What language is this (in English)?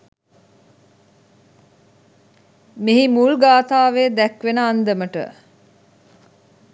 Sinhala